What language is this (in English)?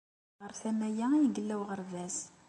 Kabyle